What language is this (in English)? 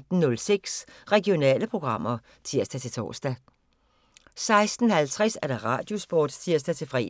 Danish